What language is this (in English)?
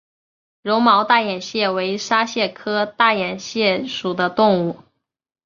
Chinese